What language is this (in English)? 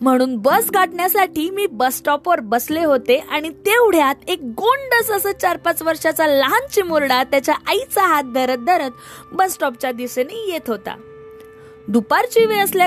Marathi